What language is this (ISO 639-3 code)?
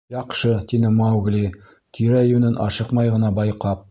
bak